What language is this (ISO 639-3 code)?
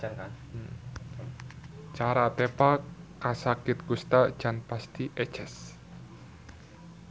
sun